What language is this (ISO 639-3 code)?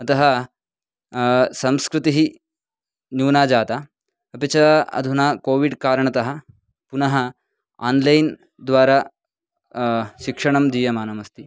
san